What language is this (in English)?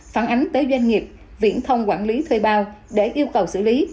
Vietnamese